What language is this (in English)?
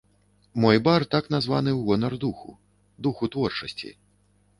Belarusian